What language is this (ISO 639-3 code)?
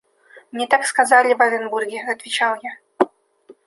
rus